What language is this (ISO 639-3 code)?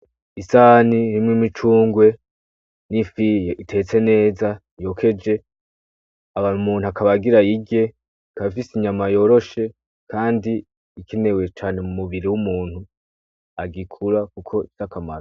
run